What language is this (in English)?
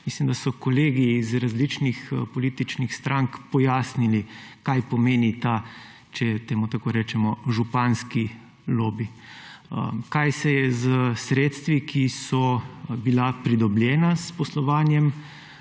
Slovenian